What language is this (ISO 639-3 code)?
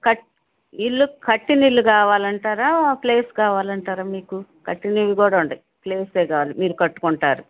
tel